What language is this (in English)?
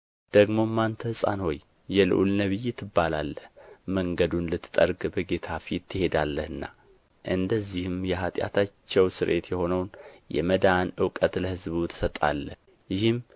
Amharic